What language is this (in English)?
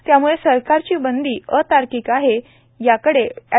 Marathi